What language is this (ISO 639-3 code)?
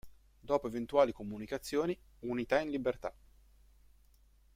ita